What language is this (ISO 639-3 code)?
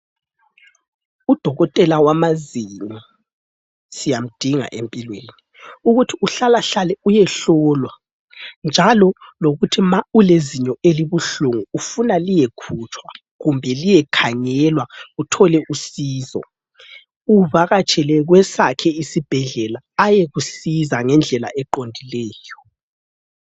nde